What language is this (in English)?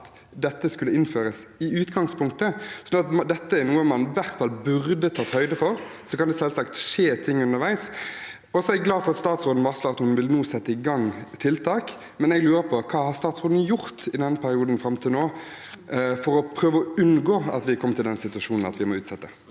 Norwegian